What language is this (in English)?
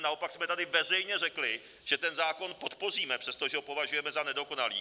Czech